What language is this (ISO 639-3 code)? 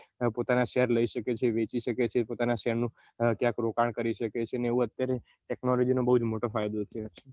guj